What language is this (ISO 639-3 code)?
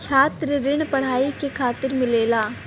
bho